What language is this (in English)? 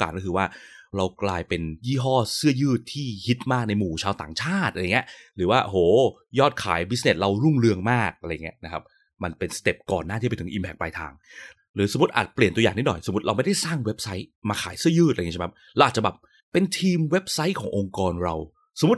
Thai